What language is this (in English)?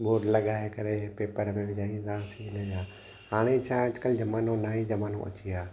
Sindhi